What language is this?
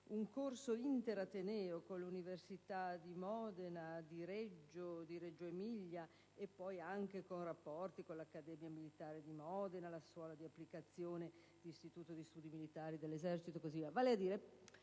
Italian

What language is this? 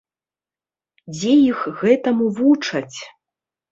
Belarusian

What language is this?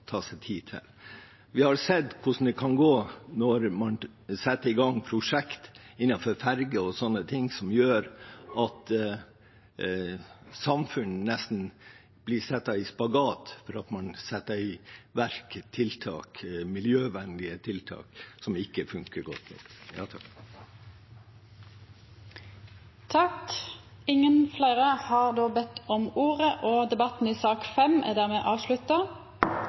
Norwegian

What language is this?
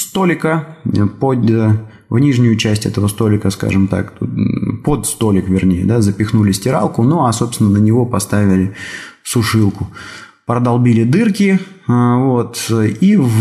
Russian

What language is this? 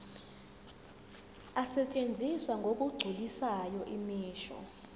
Zulu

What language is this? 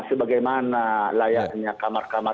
Indonesian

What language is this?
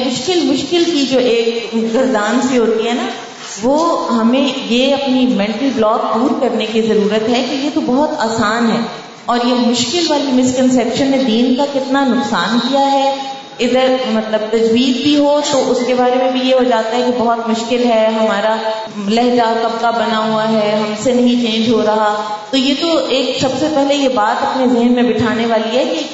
Urdu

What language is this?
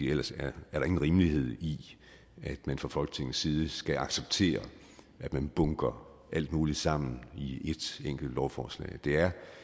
Danish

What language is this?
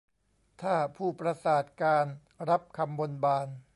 Thai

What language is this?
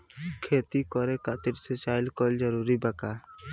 Bhojpuri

